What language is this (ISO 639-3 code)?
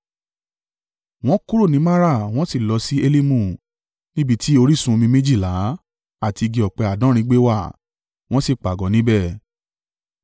yor